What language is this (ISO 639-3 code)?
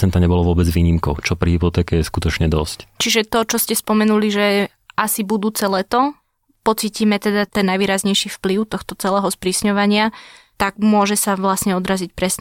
slk